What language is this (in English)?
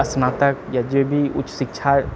Maithili